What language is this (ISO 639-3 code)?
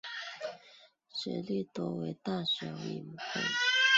zho